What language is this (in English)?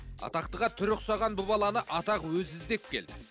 Kazakh